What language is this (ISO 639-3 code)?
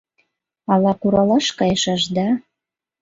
chm